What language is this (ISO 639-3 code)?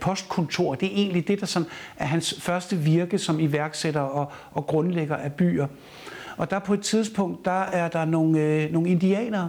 dan